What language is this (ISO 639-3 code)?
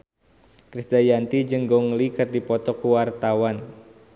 sun